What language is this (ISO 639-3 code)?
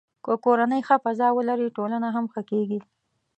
pus